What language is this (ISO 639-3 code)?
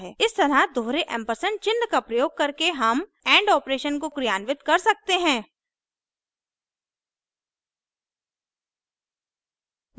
hin